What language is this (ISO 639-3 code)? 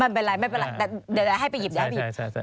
tha